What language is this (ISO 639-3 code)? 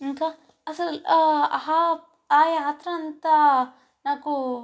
tel